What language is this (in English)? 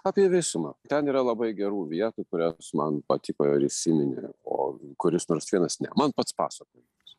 Lithuanian